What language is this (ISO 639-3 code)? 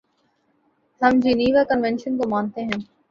urd